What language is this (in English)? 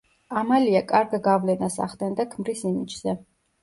Georgian